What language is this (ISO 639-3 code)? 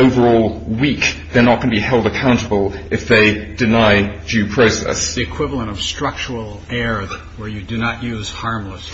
eng